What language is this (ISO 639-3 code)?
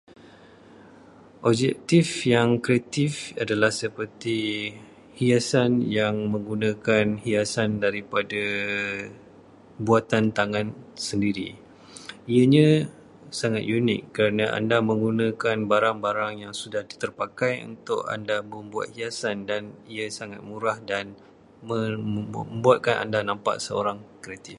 msa